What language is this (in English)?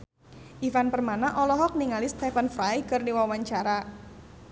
Sundanese